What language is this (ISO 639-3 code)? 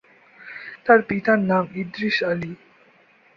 ben